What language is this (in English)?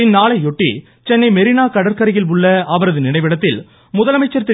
Tamil